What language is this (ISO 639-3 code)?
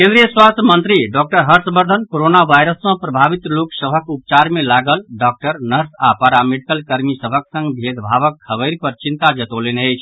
mai